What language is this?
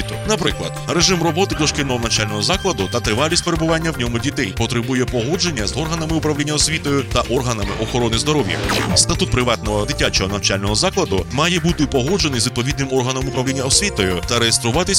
Ukrainian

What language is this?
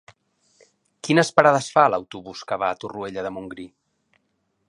Catalan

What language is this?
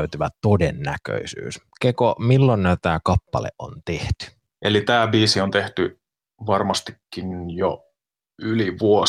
Finnish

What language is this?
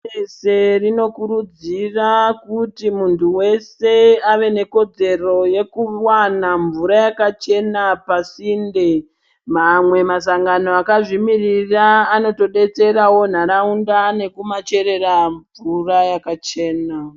Ndau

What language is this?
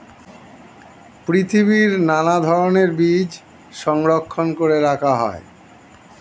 Bangla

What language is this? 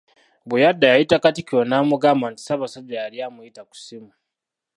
Ganda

